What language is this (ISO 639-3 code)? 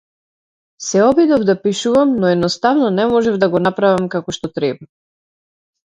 mkd